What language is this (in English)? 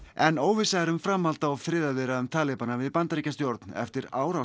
Icelandic